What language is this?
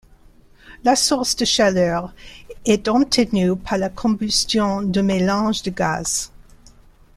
French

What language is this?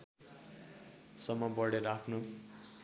Nepali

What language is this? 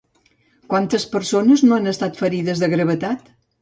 Catalan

